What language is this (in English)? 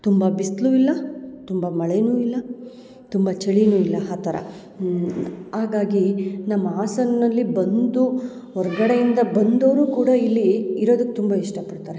Kannada